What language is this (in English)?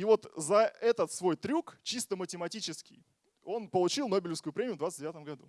Russian